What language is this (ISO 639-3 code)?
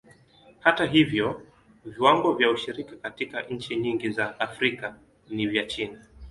swa